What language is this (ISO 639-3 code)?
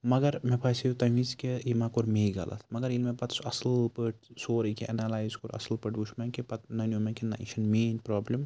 kas